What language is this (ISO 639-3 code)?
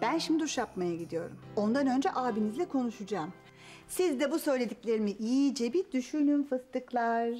tur